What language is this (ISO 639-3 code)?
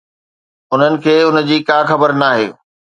snd